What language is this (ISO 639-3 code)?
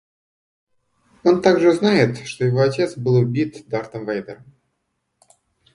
rus